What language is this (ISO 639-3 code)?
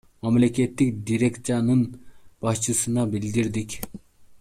kir